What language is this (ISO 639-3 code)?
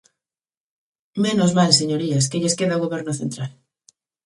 glg